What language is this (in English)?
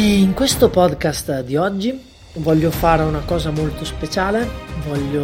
Italian